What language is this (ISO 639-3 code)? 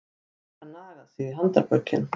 isl